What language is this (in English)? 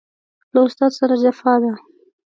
Pashto